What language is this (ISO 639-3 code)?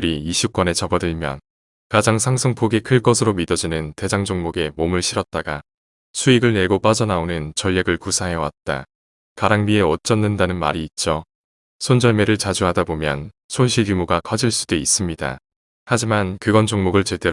kor